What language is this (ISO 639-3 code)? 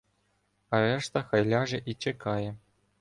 ukr